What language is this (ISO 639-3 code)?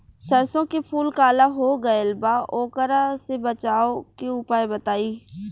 bho